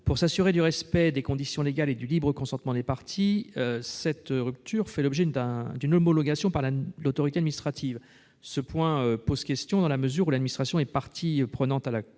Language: French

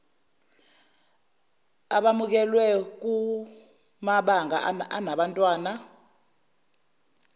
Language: Zulu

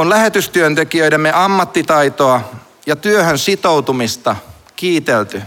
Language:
Finnish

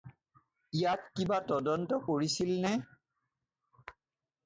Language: Assamese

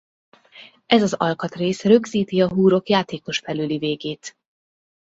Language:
Hungarian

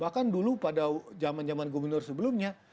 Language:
Indonesian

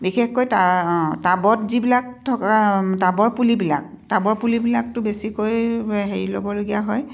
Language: Assamese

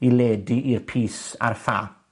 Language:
Welsh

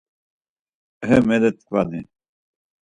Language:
Laz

